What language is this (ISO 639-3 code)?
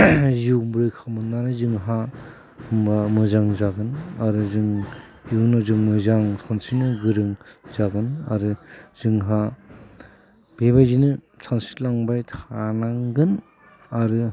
brx